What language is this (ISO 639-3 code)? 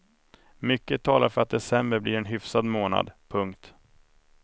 swe